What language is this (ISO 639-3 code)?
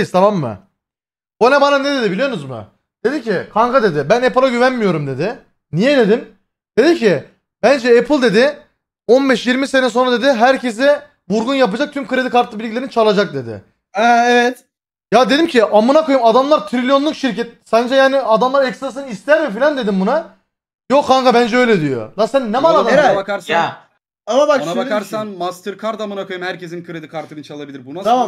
tur